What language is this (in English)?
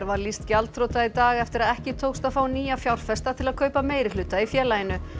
Icelandic